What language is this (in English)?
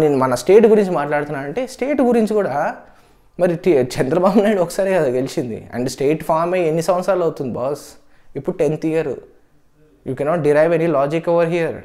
Telugu